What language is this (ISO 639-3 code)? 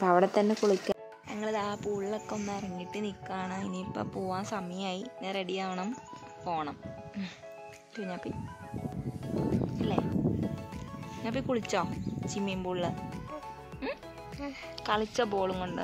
ind